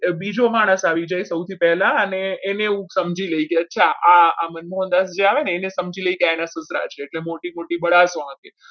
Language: Gujarati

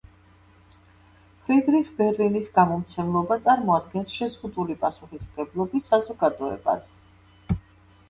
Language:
Georgian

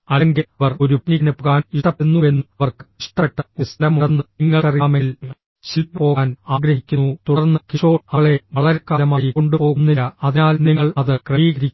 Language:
Malayalam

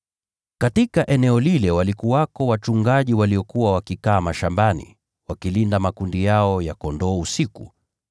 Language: Swahili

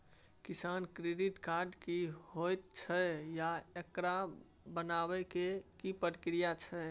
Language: Maithili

